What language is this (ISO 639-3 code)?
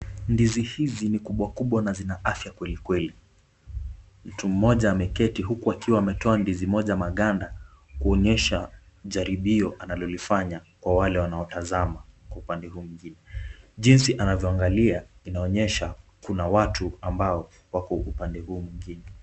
swa